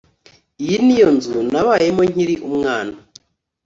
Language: Kinyarwanda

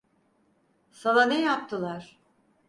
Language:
Turkish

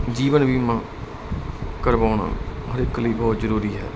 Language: Punjabi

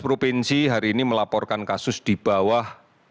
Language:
Indonesian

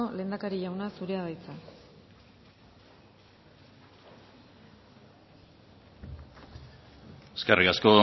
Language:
Basque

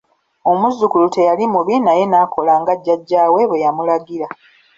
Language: Ganda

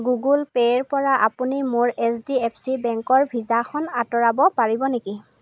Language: Assamese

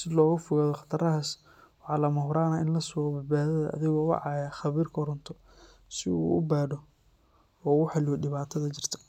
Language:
Somali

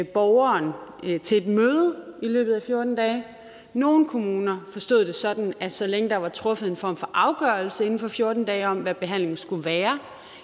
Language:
Danish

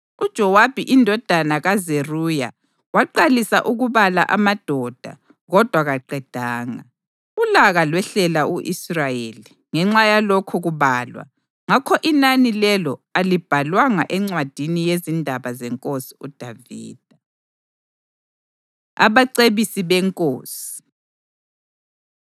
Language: North Ndebele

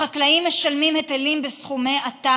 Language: Hebrew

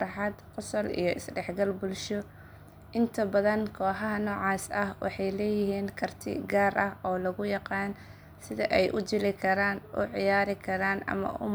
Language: Somali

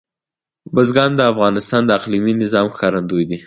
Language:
Pashto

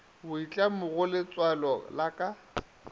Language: Northern Sotho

